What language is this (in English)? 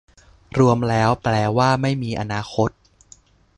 Thai